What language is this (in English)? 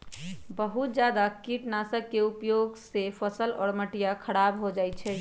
Magahi